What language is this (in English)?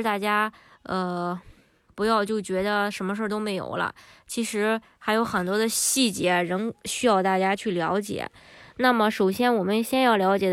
Chinese